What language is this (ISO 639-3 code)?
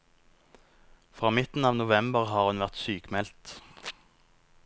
nor